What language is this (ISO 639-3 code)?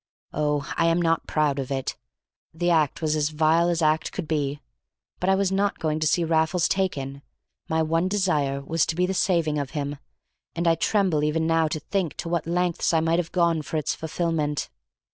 eng